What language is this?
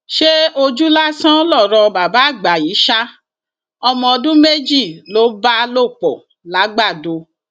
Yoruba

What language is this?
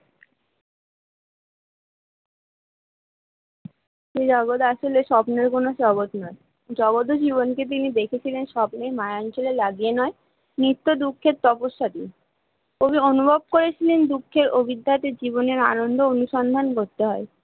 Bangla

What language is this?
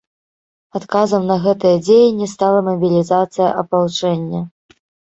Belarusian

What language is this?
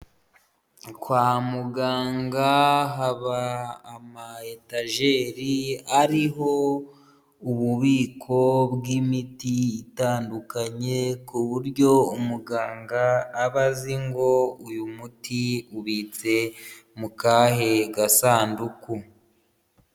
Kinyarwanda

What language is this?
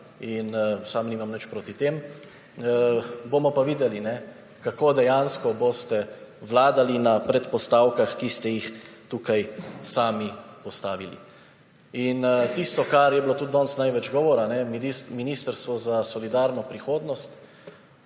Slovenian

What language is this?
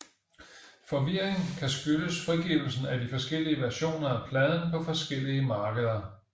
Danish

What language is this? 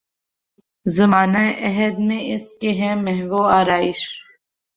Urdu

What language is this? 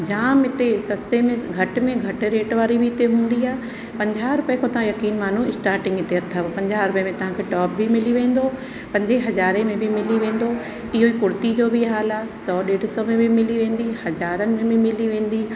Sindhi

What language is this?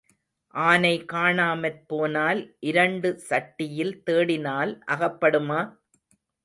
Tamil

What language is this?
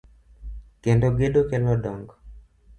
Luo (Kenya and Tanzania)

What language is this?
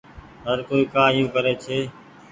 Goaria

